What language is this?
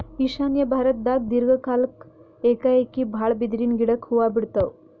Kannada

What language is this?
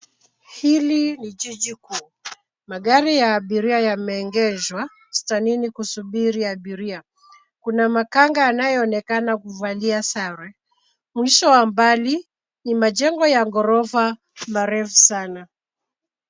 Swahili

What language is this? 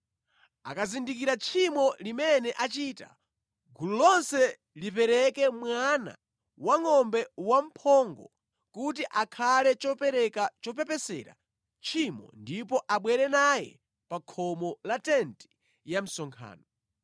Nyanja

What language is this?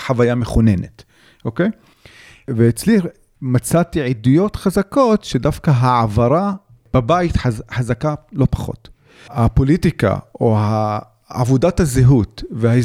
Hebrew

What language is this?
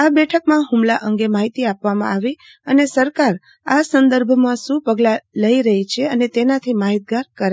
Gujarati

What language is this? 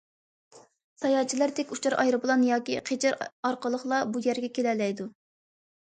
Uyghur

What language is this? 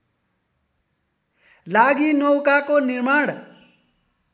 Nepali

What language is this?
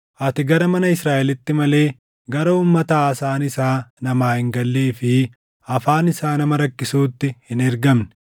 Oromo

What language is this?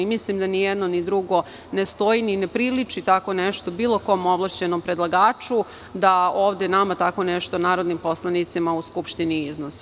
Serbian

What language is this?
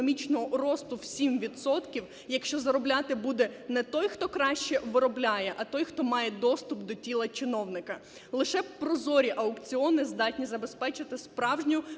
Ukrainian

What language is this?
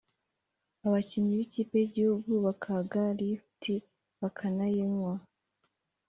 Kinyarwanda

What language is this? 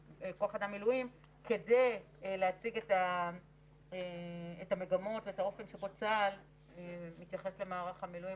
Hebrew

